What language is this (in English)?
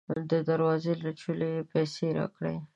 Pashto